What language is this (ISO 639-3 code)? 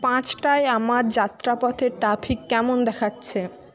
ben